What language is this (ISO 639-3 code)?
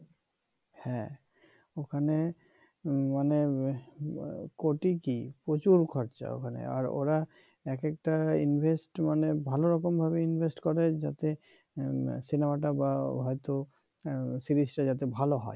ben